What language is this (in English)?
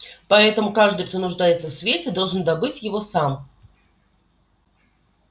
Russian